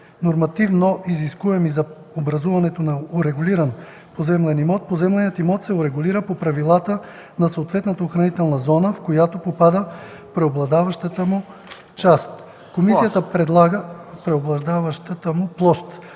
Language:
Bulgarian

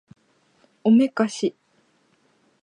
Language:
Japanese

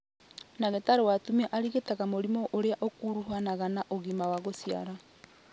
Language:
Kikuyu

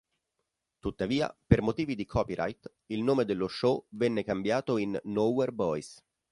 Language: Italian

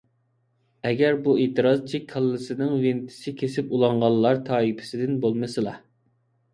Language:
Uyghur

